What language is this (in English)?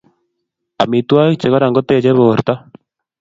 Kalenjin